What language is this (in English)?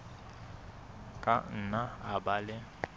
Southern Sotho